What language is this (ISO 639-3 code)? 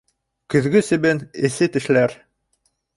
bak